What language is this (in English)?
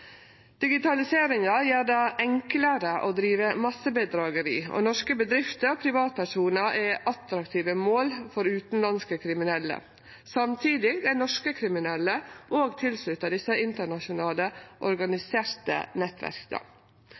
Norwegian Nynorsk